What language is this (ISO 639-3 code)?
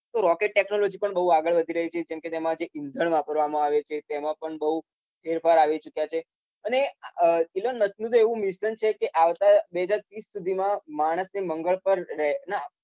guj